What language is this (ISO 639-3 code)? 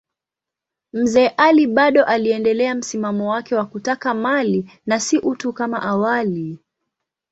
swa